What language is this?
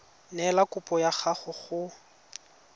Tswana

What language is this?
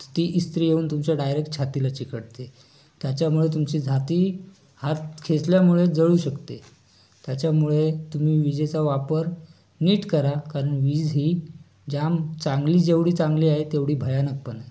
Marathi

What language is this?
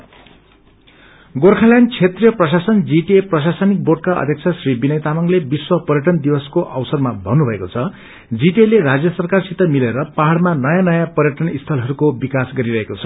Nepali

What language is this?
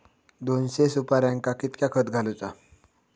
Marathi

